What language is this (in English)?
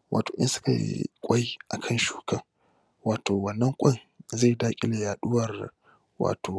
Hausa